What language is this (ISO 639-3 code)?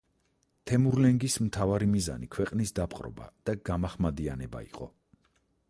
kat